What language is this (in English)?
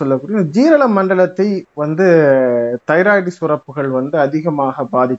Tamil